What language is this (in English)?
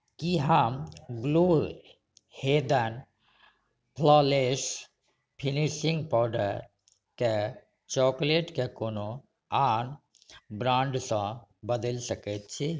Maithili